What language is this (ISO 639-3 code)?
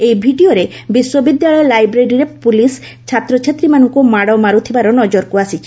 ori